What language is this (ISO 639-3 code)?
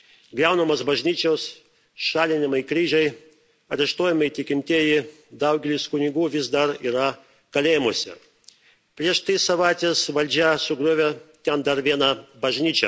lit